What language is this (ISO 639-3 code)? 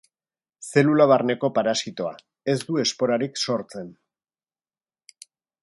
eus